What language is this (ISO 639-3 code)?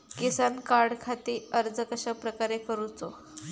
mar